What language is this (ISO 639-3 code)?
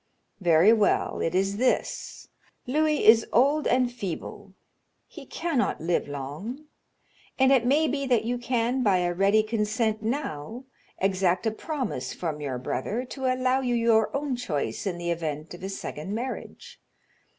eng